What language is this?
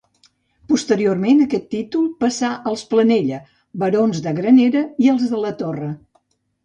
Catalan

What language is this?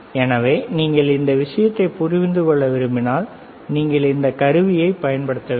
Tamil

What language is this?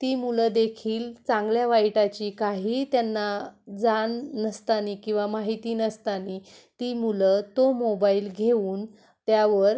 Marathi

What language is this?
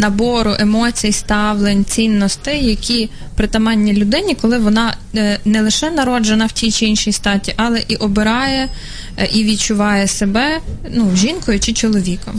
Ukrainian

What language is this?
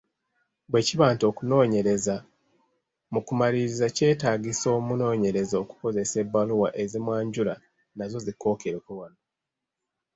Ganda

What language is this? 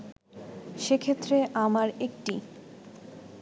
Bangla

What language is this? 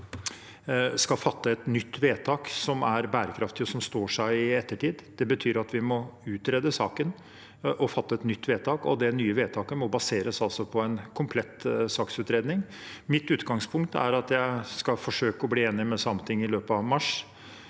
Norwegian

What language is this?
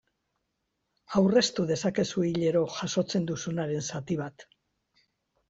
Basque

